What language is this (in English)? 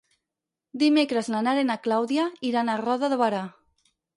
Catalan